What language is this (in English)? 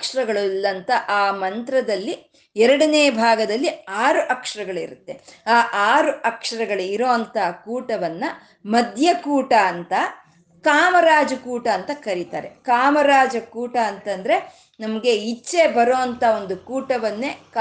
Kannada